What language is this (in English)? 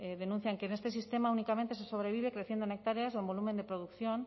Spanish